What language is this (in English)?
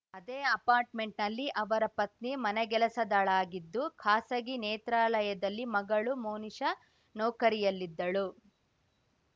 Kannada